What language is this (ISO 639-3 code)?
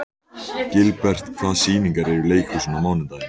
isl